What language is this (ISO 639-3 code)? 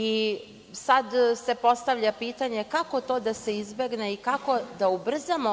srp